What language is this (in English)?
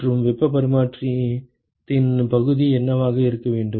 Tamil